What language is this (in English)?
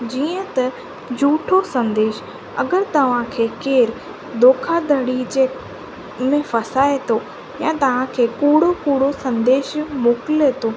Sindhi